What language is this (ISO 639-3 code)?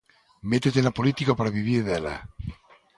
glg